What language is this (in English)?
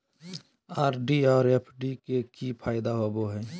Magahi